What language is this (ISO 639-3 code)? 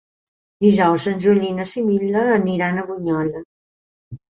cat